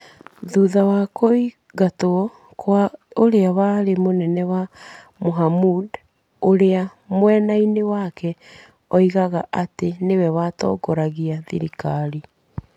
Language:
Kikuyu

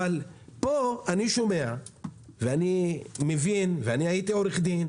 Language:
Hebrew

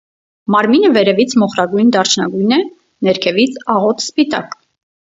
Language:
Armenian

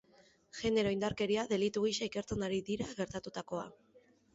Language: Basque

